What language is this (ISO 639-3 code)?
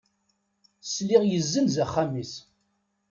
kab